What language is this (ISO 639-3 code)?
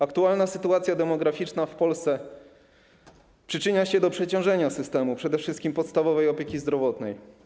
pol